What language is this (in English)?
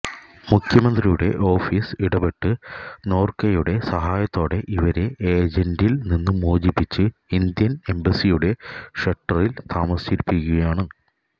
Malayalam